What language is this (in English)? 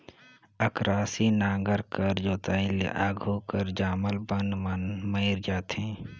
Chhattisgarhi